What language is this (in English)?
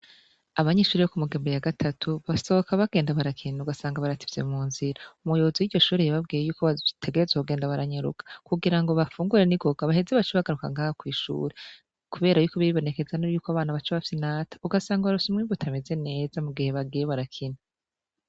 Rundi